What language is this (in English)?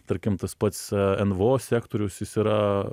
Lithuanian